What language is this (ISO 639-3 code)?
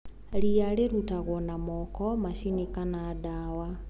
kik